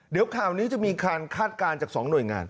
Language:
Thai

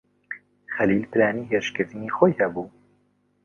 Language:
Central Kurdish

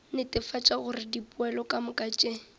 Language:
Northern Sotho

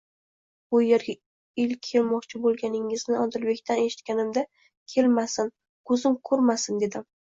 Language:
Uzbek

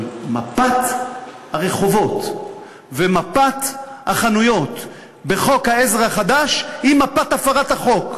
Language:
Hebrew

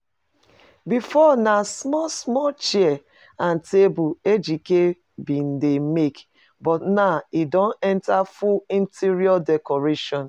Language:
Nigerian Pidgin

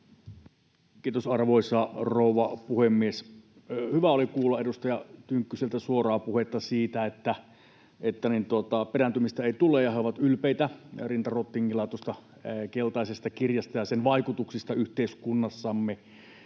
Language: Finnish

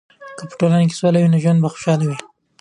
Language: Pashto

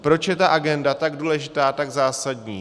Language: Czech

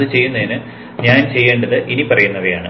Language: Malayalam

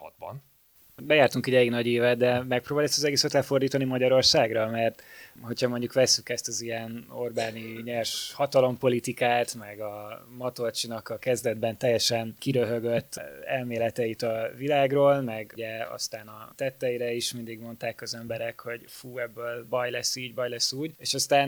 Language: Hungarian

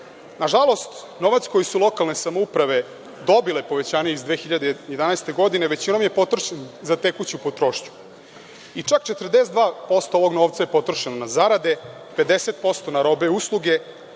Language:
Serbian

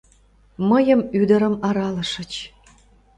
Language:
Mari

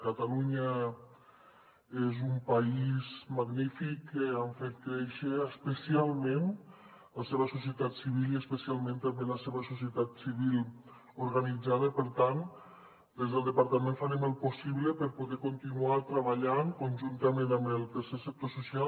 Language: Catalan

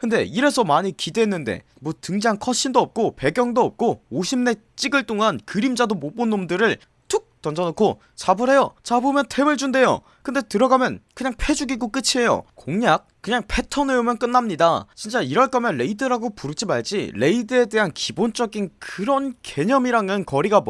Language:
Korean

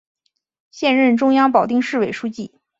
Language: Chinese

